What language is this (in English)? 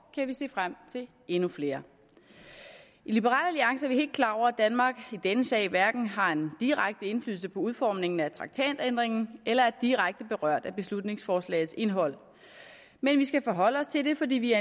Danish